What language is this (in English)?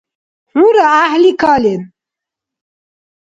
Dargwa